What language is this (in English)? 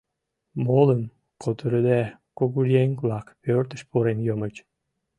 Mari